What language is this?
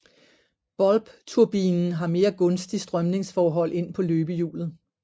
Danish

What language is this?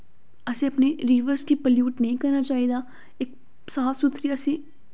Dogri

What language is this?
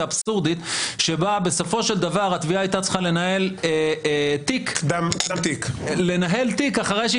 Hebrew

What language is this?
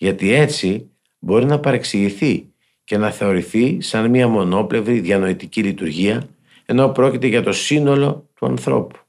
Greek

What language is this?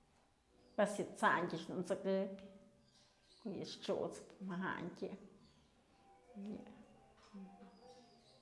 Mazatlán Mixe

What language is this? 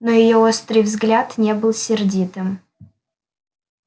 Russian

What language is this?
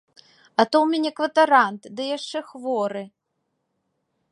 Belarusian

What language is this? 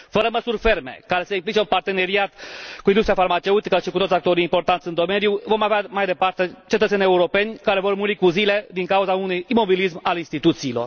Romanian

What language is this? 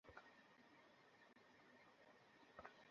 Bangla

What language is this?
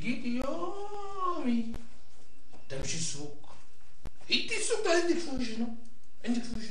Arabic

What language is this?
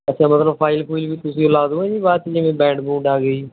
Punjabi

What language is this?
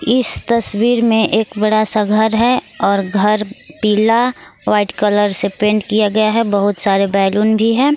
Hindi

